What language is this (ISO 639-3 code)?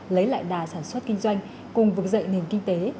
vie